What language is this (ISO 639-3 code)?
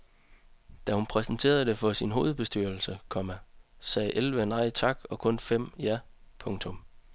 dan